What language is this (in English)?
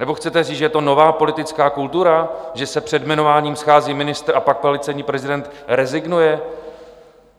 Czech